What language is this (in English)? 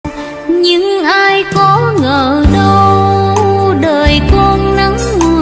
Vietnamese